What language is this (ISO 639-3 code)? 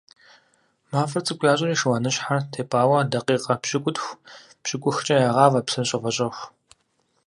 kbd